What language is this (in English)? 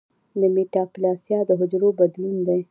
Pashto